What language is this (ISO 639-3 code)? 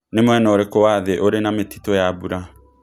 kik